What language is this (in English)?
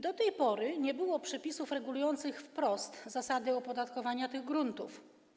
Polish